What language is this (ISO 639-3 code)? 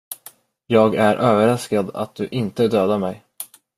swe